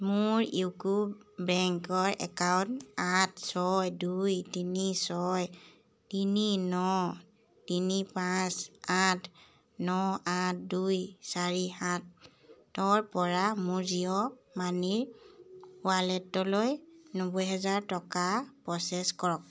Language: Assamese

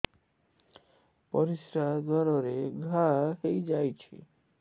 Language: Odia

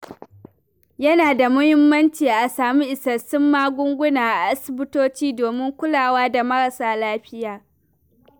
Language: Hausa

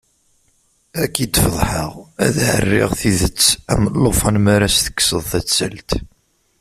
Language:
Kabyle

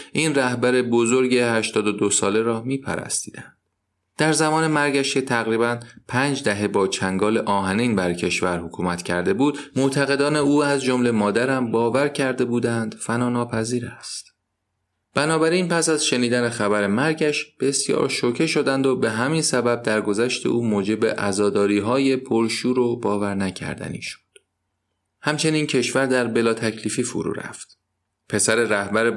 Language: Persian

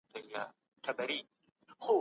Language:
Pashto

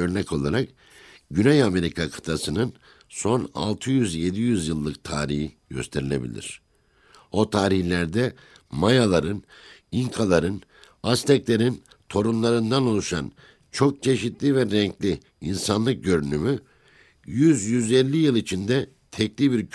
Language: Turkish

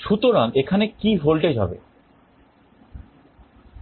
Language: Bangla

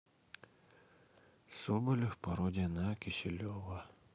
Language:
Russian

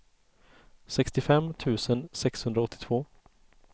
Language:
Swedish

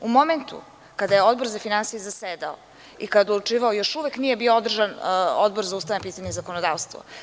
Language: Serbian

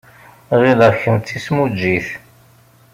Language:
Kabyle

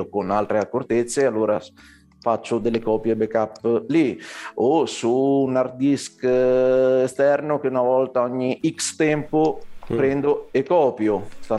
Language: Italian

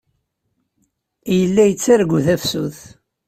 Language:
Kabyle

